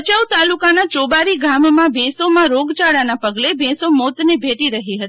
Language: Gujarati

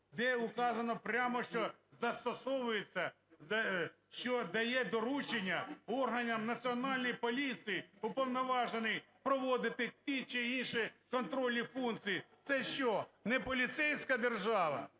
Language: Ukrainian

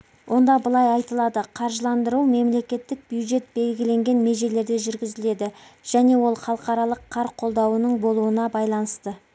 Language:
Kazakh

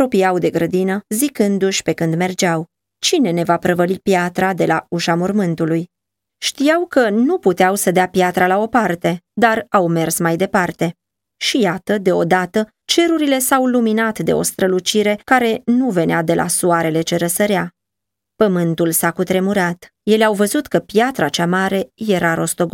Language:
Romanian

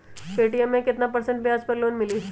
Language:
Magahi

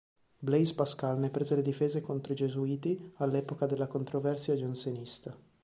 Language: Italian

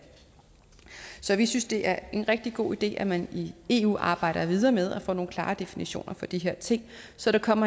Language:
Danish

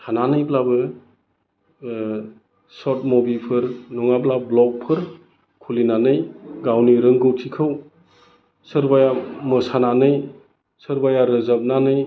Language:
Bodo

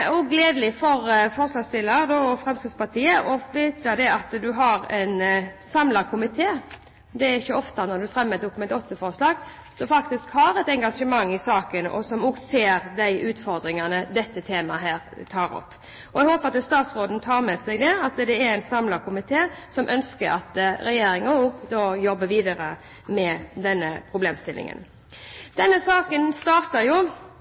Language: Norwegian Bokmål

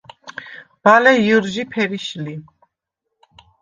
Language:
Svan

